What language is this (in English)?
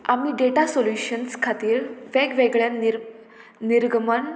Konkani